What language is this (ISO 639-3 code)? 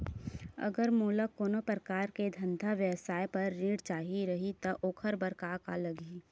hne